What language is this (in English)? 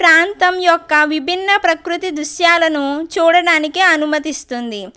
Telugu